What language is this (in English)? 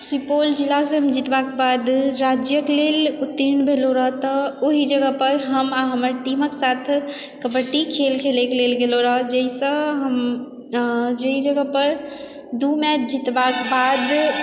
Maithili